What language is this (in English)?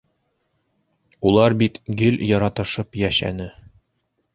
Bashkir